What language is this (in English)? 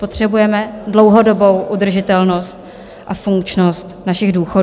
Czech